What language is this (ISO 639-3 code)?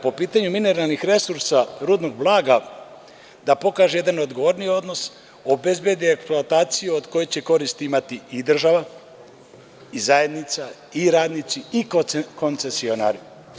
srp